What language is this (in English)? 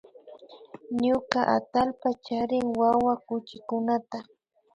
Imbabura Highland Quichua